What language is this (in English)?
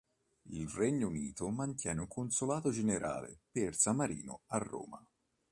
Italian